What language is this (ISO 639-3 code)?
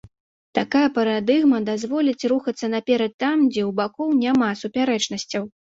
bel